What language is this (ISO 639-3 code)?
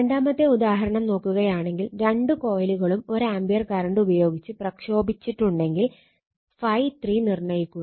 mal